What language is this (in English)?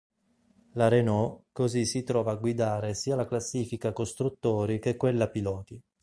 Italian